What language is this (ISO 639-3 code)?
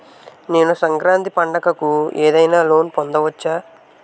tel